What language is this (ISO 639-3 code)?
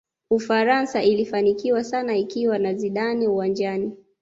swa